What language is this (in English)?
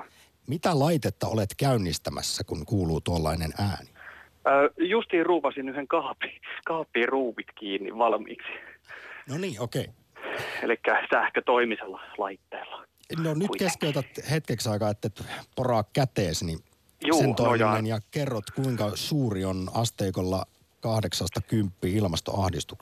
Finnish